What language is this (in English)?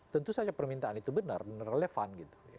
Indonesian